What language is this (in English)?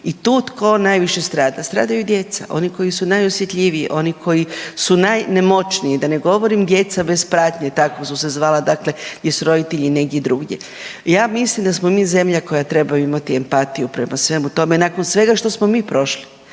Croatian